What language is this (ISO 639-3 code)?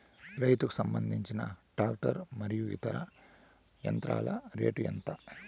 tel